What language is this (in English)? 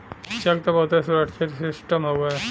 Bhojpuri